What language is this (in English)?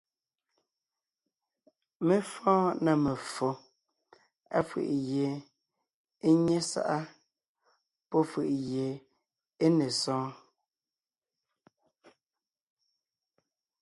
Ngiemboon